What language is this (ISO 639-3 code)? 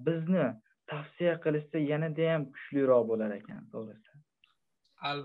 tur